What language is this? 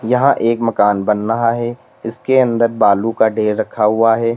Hindi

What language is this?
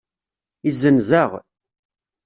Kabyle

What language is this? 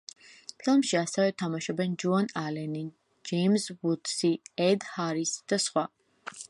Georgian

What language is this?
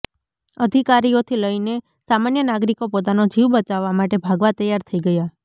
Gujarati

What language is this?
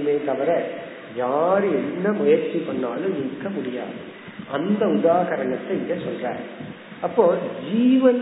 Tamil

